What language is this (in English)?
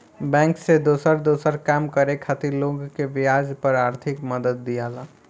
Bhojpuri